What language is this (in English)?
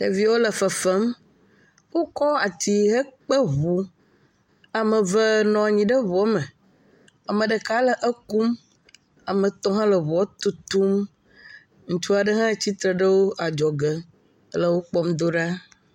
Ewe